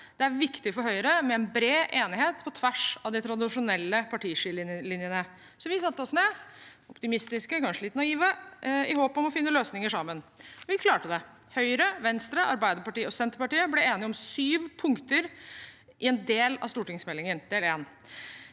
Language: Norwegian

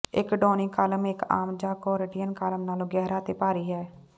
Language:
Punjabi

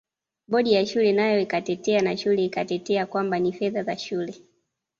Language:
Swahili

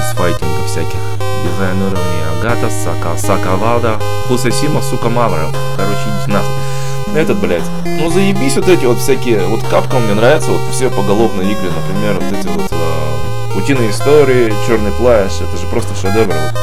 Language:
Russian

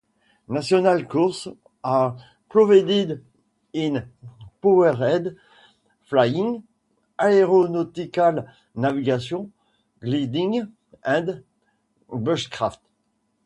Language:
English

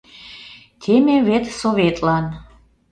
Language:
Mari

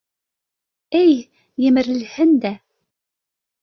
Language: Bashkir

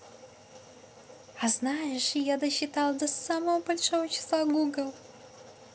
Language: Russian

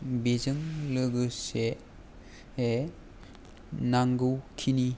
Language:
Bodo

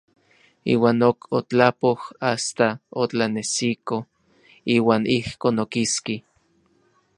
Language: Orizaba Nahuatl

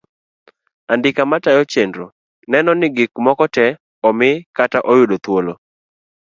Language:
Luo (Kenya and Tanzania)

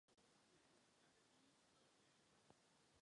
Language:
Czech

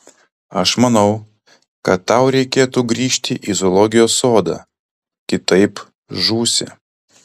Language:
Lithuanian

